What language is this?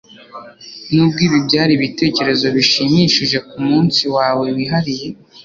Kinyarwanda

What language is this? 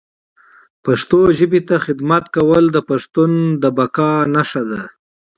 Pashto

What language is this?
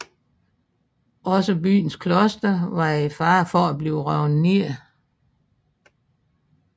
Danish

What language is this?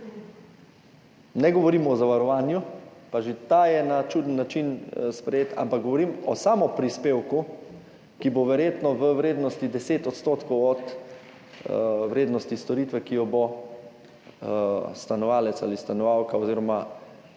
Slovenian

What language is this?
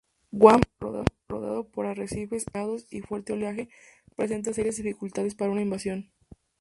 Spanish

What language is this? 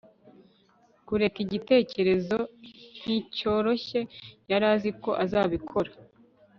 Kinyarwanda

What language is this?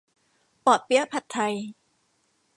Thai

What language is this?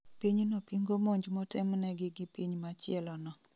Luo (Kenya and Tanzania)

